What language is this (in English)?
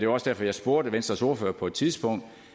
Danish